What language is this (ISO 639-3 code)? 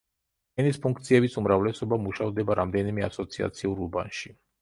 kat